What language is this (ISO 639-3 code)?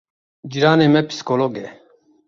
kur